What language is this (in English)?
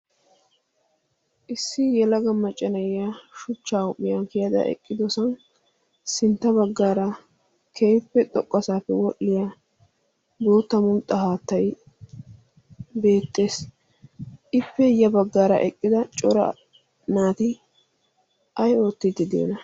Wolaytta